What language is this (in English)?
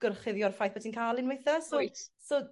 Welsh